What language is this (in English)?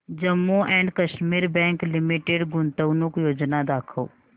Marathi